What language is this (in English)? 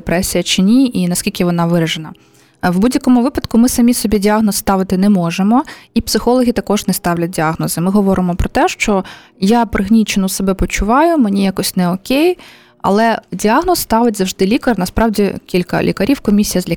Ukrainian